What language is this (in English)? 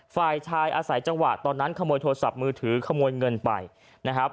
Thai